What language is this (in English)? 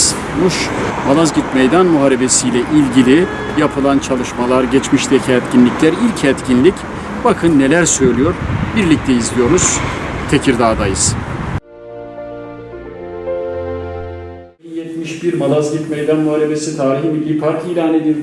Turkish